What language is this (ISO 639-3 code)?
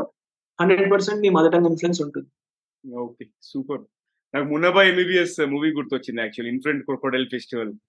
tel